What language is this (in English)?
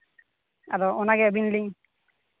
Santali